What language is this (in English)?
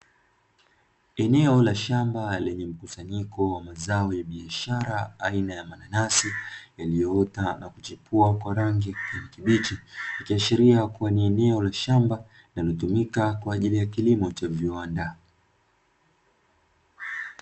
Swahili